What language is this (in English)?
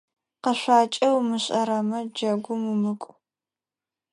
Adyghe